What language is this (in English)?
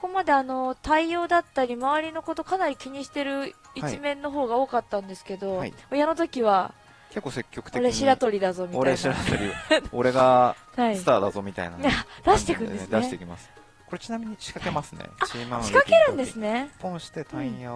Japanese